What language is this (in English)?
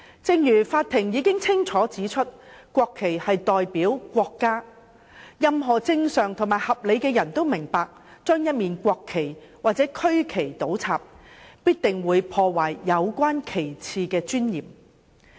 Cantonese